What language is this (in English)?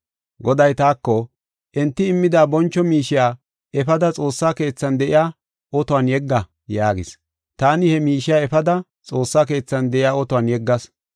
Gofa